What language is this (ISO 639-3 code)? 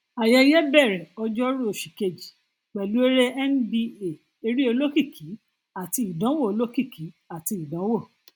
yor